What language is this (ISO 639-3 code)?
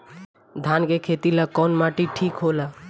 bho